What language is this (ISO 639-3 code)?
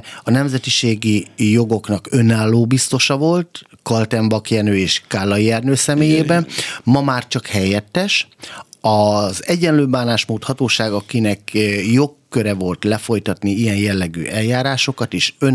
hun